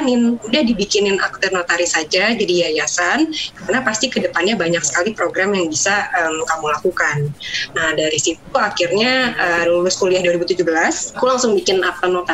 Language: Indonesian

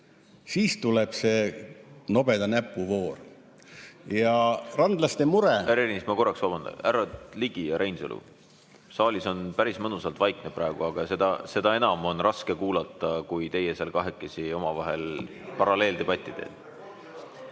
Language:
Estonian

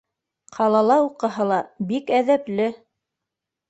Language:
Bashkir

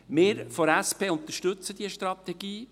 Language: Swiss German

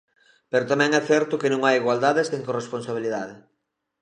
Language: Galician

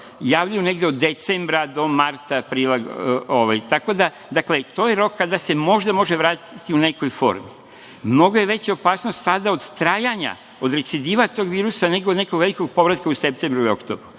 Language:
Serbian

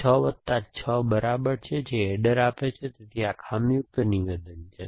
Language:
Gujarati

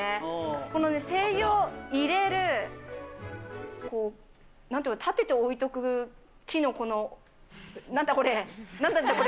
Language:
Japanese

